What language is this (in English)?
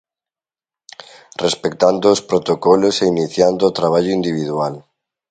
Galician